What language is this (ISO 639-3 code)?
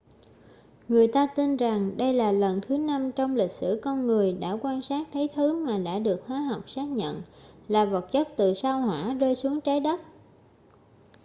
vie